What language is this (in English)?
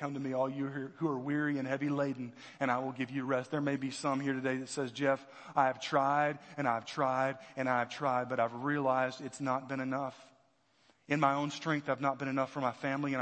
English